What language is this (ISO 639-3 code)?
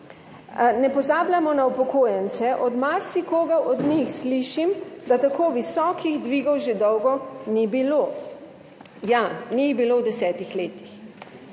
slv